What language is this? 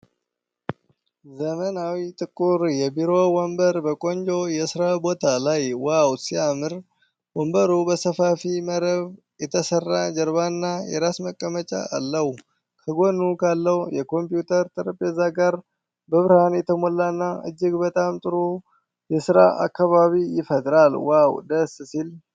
Amharic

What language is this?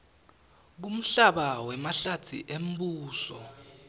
Swati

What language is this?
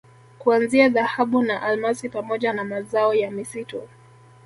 Swahili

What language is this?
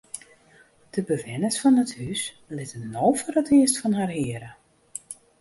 Western Frisian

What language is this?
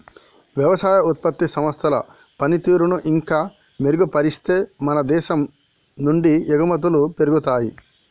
Telugu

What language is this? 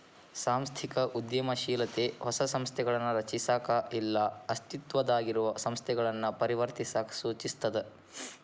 Kannada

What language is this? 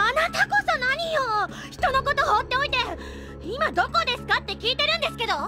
Japanese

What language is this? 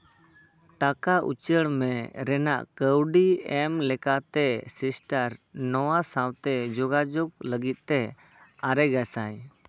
Santali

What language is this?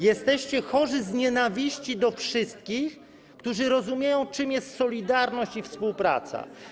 Polish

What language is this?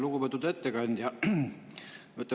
Estonian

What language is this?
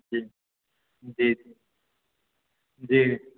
Maithili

